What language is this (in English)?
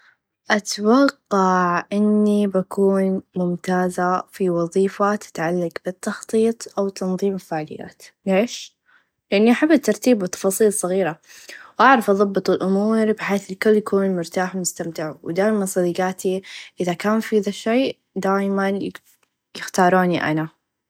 Najdi Arabic